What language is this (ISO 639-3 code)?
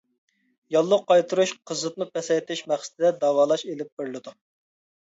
uig